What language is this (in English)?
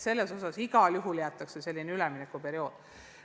Estonian